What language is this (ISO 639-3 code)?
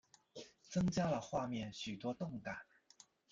zho